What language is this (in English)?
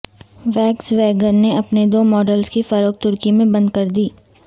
Urdu